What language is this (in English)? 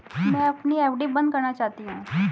Hindi